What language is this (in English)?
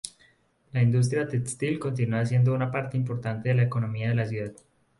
Spanish